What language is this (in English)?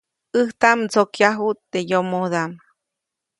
Copainalá Zoque